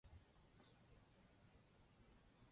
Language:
Chinese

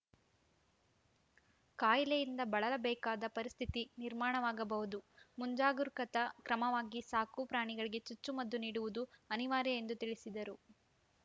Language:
Kannada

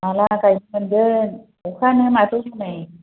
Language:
Bodo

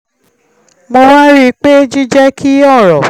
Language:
Yoruba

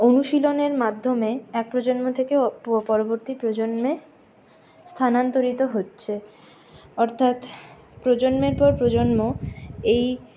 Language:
Bangla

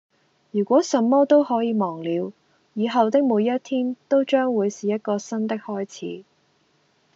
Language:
Cantonese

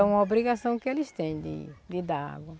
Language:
Portuguese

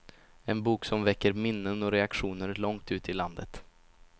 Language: Swedish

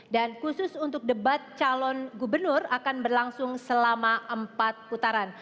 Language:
Indonesian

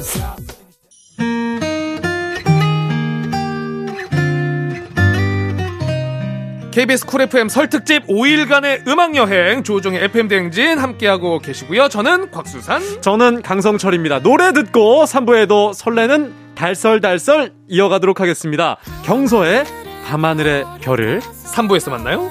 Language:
Korean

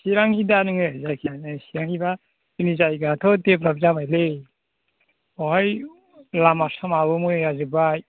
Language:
Bodo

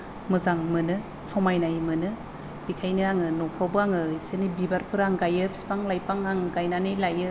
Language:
Bodo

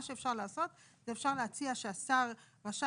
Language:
Hebrew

